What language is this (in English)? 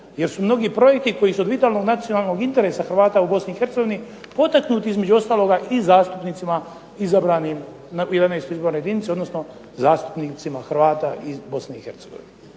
Croatian